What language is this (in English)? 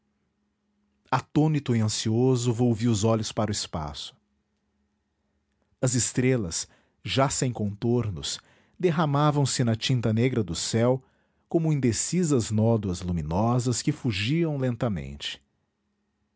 Portuguese